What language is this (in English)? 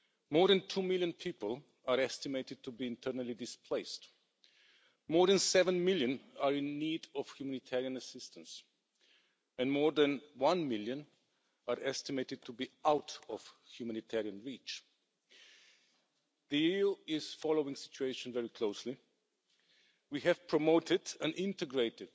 English